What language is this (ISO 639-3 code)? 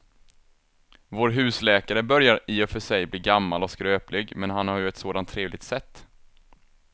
swe